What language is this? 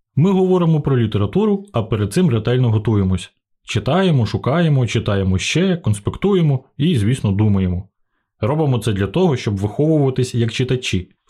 Ukrainian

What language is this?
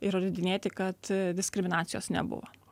Lithuanian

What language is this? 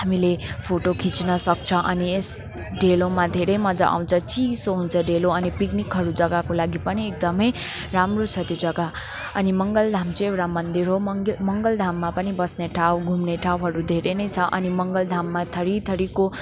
Nepali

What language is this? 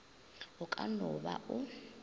Northern Sotho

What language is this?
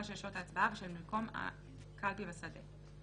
Hebrew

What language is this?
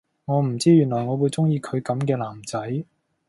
Cantonese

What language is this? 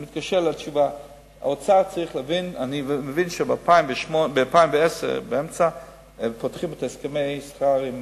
Hebrew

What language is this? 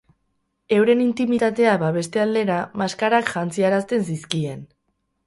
Basque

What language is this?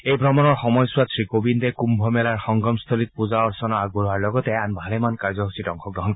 Assamese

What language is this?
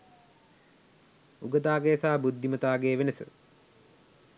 Sinhala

